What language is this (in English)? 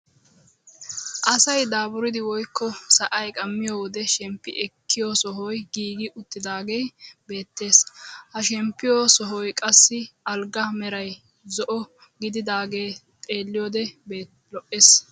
Wolaytta